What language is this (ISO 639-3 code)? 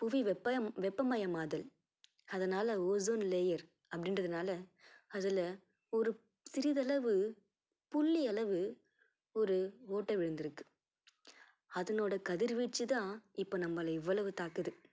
tam